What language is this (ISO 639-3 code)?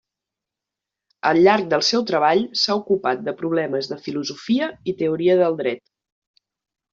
cat